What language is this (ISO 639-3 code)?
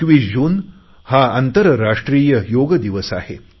mar